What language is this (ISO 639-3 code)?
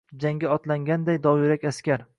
uzb